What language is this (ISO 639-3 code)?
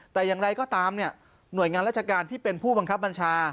tha